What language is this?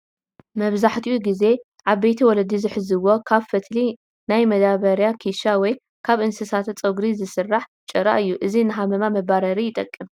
Tigrinya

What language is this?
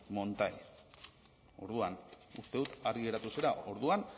Basque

